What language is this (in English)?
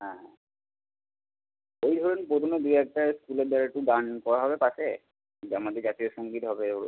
Bangla